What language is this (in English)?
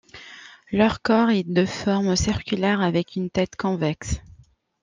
French